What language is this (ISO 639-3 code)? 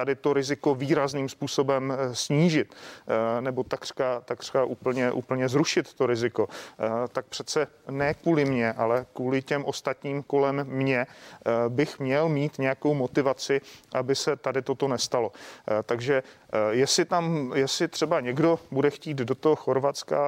ces